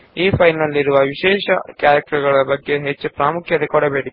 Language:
Kannada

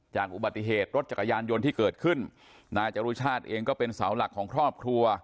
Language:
Thai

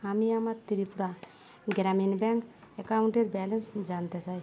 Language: Bangla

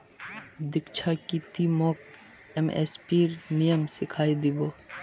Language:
Magahi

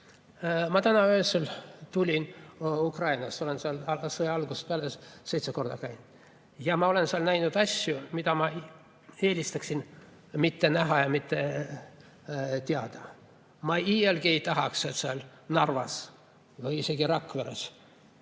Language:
Estonian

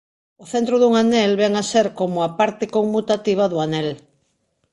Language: Galician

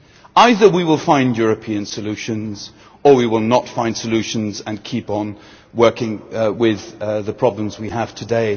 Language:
English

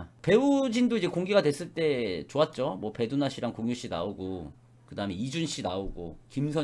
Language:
Korean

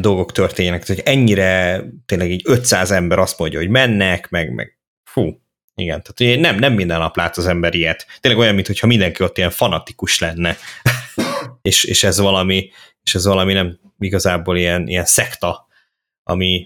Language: Hungarian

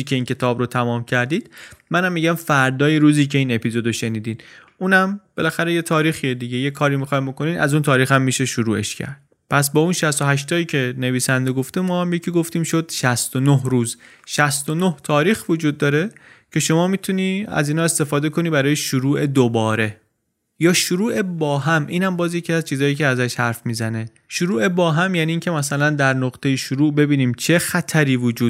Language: Persian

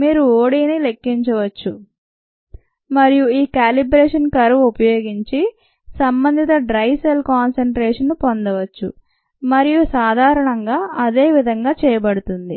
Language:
Telugu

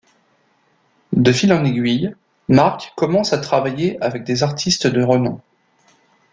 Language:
French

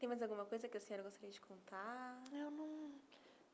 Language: Portuguese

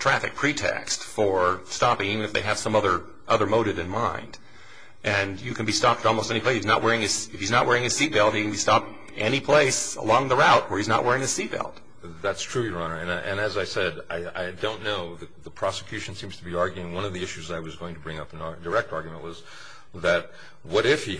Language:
English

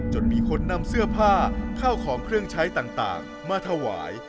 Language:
Thai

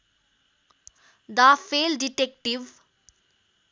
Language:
Nepali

